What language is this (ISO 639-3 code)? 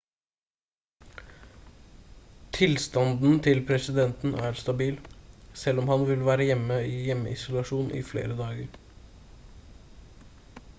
nob